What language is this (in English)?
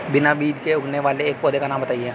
Hindi